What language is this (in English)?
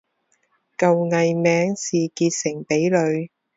Chinese